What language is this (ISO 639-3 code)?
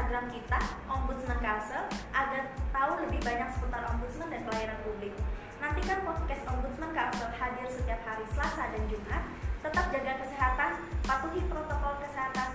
ind